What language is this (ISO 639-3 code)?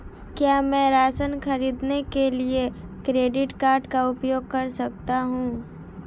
hin